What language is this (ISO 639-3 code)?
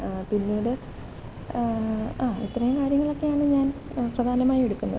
mal